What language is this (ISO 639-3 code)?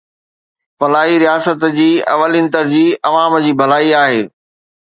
snd